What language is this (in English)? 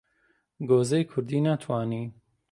Central Kurdish